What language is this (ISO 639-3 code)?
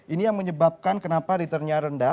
ind